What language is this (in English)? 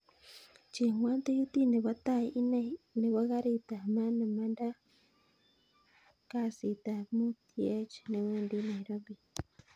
Kalenjin